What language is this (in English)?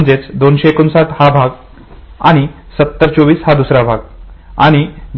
Marathi